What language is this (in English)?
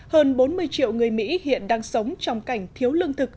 Vietnamese